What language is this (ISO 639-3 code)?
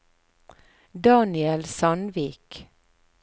nor